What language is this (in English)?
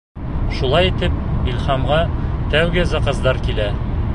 Bashkir